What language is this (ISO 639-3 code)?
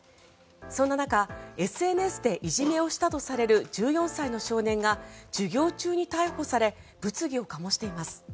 jpn